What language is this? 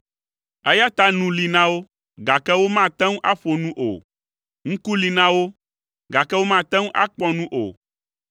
Ewe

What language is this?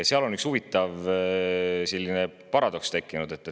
Estonian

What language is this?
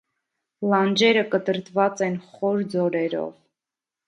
Armenian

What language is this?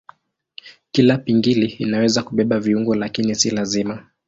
Swahili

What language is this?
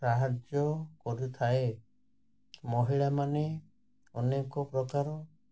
Odia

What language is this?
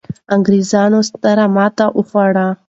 Pashto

